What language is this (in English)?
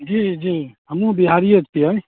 Maithili